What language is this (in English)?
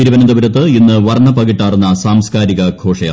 Malayalam